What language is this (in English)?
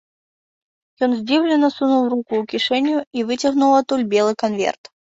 Belarusian